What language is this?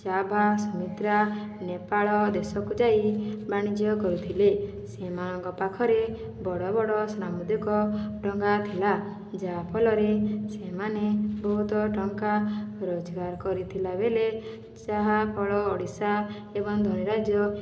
Odia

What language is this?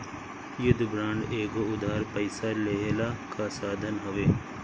Bhojpuri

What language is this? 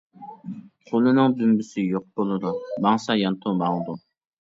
Uyghur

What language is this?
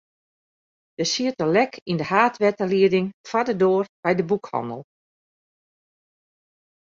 Western Frisian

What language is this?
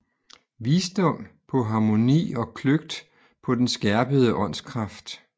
Danish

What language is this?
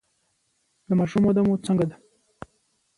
Pashto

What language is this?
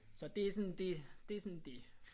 Danish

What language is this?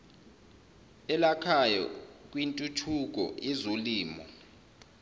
Zulu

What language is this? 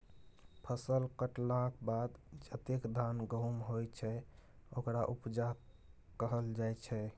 Maithili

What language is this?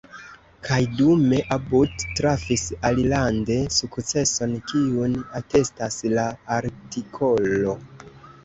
Esperanto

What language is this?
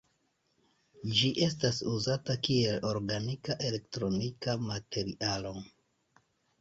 Esperanto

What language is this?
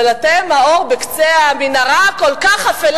Hebrew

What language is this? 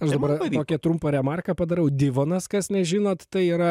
Lithuanian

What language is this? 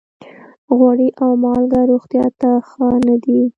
Pashto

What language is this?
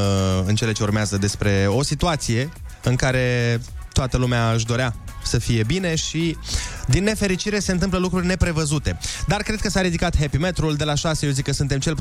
Romanian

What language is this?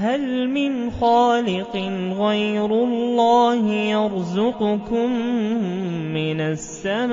Arabic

